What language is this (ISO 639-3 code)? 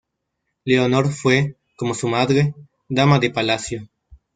spa